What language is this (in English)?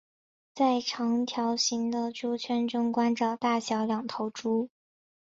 Chinese